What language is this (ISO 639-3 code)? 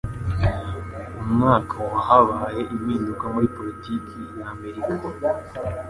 kin